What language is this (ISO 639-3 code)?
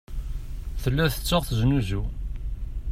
kab